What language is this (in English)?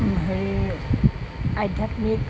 Assamese